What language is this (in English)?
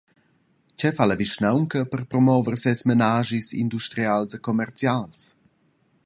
Romansh